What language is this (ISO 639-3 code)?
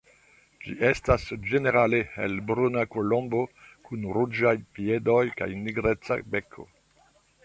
epo